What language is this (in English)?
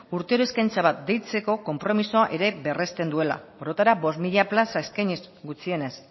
Basque